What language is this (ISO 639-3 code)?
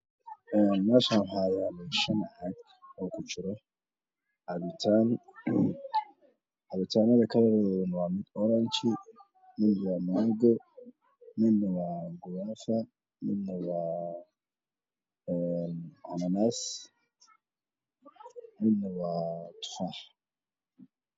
som